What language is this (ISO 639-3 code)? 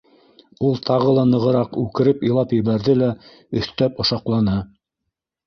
bak